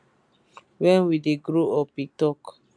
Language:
Nigerian Pidgin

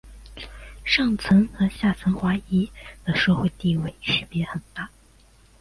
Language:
Chinese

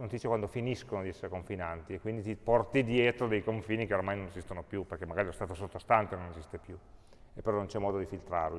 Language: Italian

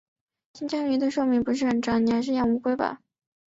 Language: Chinese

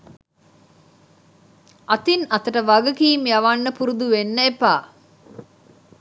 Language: Sinhala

